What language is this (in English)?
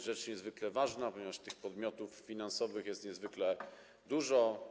Polish